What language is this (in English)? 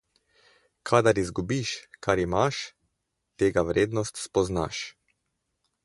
Slovenian